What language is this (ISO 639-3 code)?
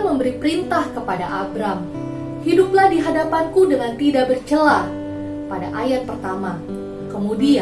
ind